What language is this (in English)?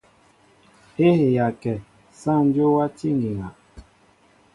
Mbo (Cameroon)